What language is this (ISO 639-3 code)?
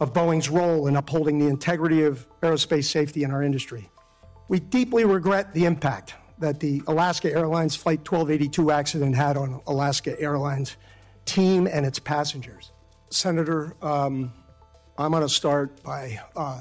fra